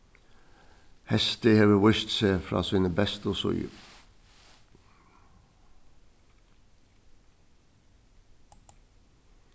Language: Faroese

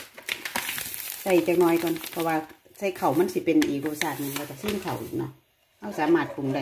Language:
Thai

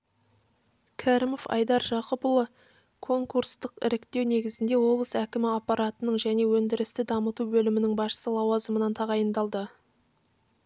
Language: Kazakh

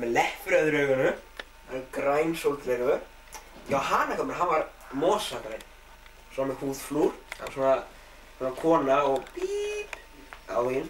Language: Latvian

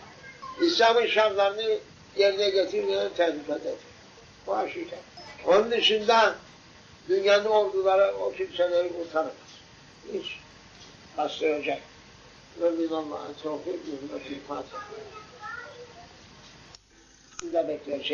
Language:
Turkish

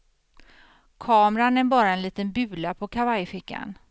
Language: Swedish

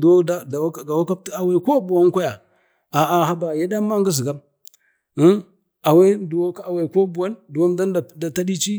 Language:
Bade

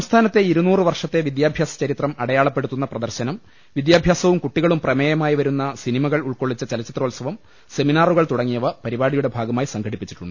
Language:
Malayalam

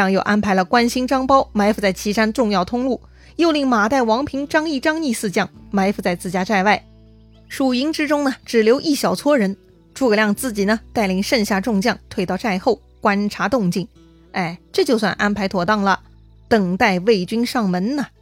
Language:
Chinese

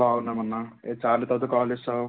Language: Telugu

